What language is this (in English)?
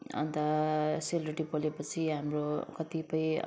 Nepali